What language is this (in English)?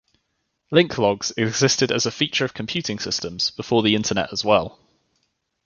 English